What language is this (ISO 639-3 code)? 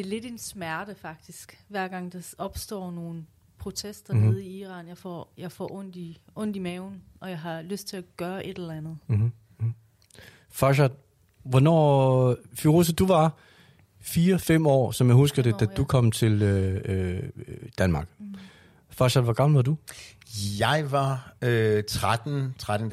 dan